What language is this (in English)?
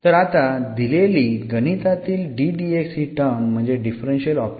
Marathi